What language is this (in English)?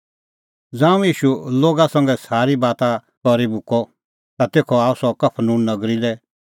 Kullu Pahari